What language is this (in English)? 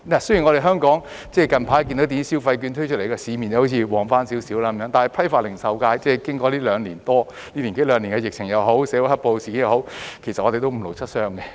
Cantonese